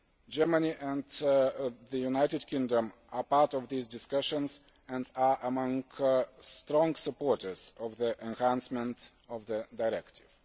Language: English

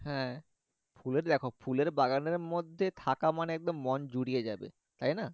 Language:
Bangla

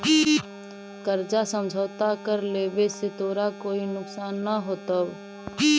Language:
Magahi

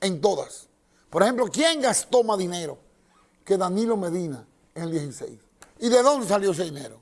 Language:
Spanish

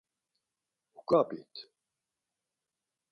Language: Laz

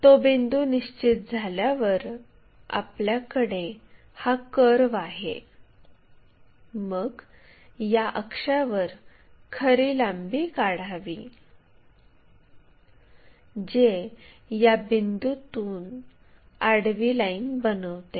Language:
Marathi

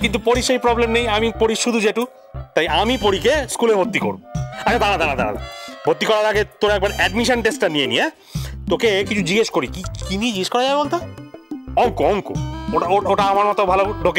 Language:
Bangla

